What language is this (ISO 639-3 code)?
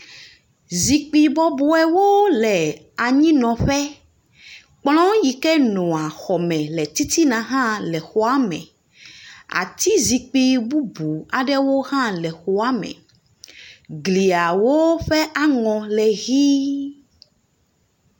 ewe